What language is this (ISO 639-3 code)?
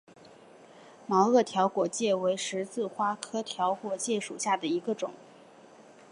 zho